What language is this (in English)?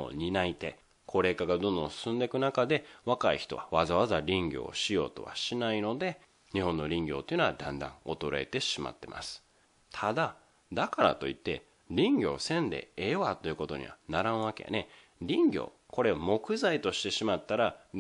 Japanese